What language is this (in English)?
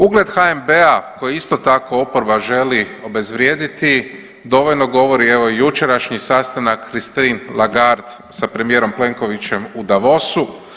Croatian